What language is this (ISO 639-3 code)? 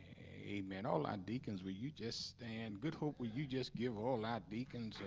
eng